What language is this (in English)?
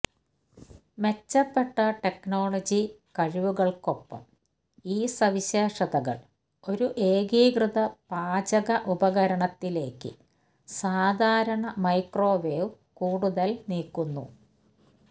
Malayalam